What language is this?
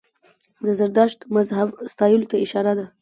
Pashto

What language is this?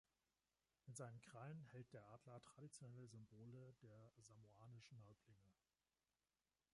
German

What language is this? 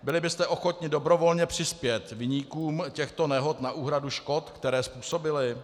Czech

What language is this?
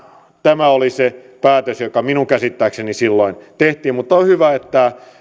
Finnish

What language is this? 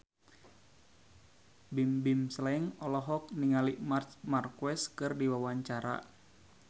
Sundanese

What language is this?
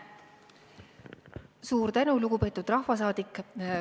Estonian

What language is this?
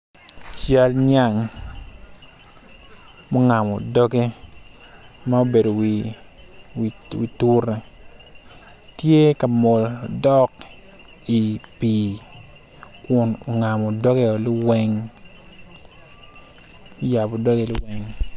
Acoli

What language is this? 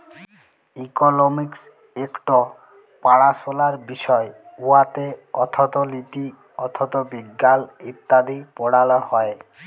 Bangla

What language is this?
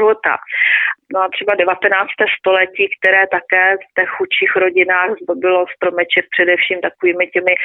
Czech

